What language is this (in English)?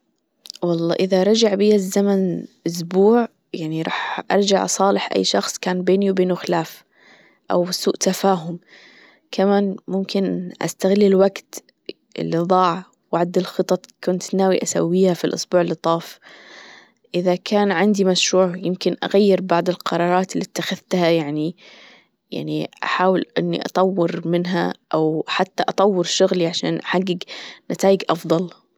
Gulf Arabic